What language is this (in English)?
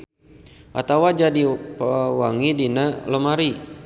Sundanese